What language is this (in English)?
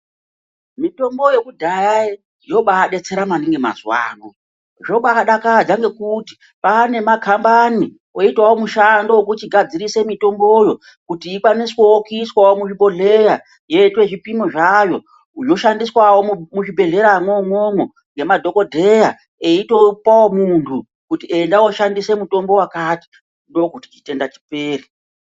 Ndau